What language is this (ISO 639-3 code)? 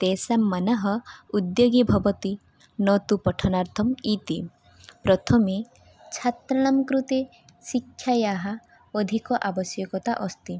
san